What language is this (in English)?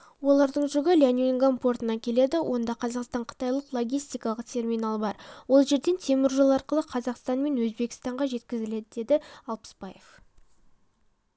Kazakh